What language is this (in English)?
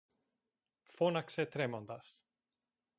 Greek